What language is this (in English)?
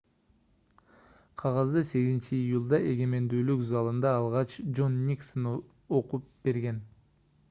Kyrgyz